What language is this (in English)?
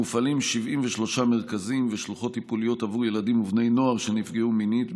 Hebrew